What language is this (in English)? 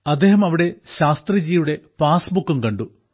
Malayalam